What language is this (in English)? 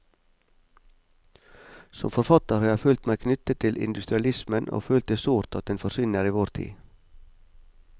Norwegian